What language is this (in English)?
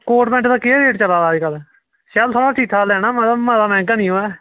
Dogri